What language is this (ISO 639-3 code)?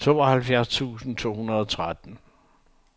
dan